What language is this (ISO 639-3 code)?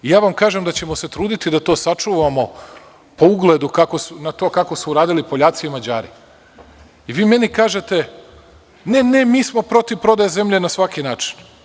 srp